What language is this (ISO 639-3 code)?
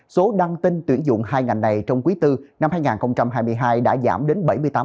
vie